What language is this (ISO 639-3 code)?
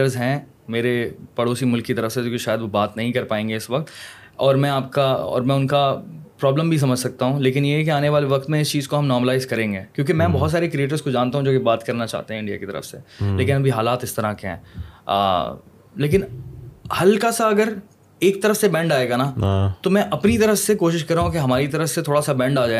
urd